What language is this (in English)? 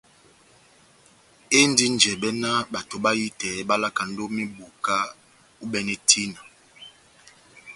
Batanga